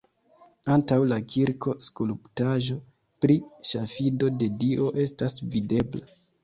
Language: Esperanto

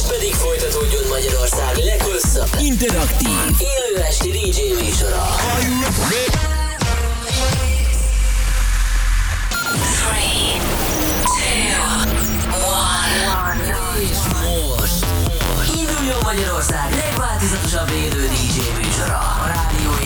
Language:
Hungarian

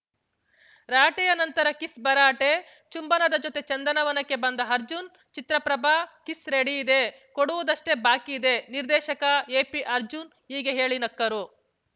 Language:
Kannada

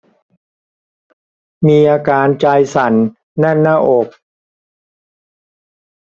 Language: Thai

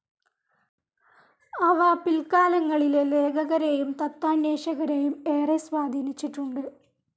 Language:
Malayalam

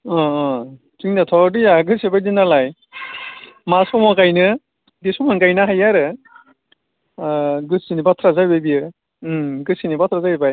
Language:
Bodo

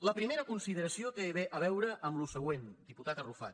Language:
Catalan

